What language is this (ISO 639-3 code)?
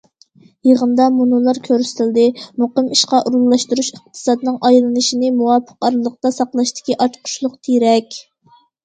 uig